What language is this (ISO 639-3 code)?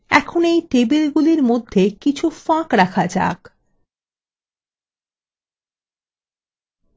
ben